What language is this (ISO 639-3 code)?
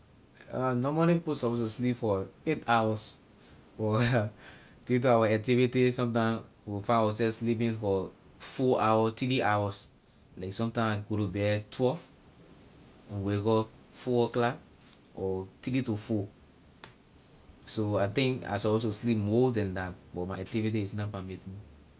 lir